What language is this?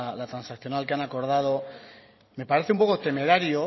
Spanish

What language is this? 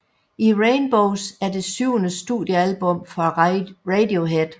Danish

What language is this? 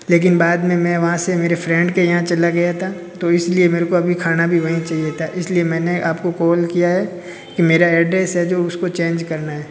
Hindi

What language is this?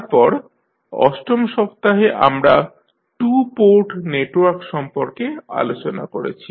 Bangla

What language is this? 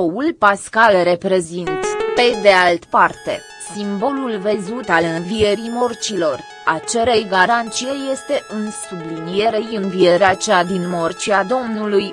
Romanian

